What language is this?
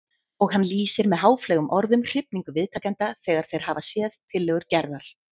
Icelandic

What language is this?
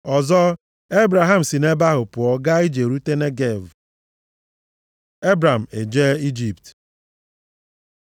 Igbo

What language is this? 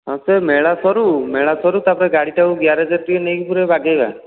Odia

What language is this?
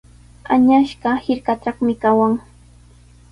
Sihuas Ancash Quechua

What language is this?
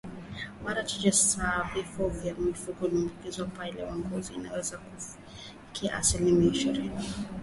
Swahili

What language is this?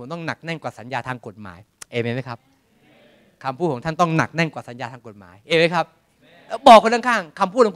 Thai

